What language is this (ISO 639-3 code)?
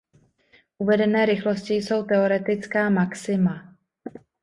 ces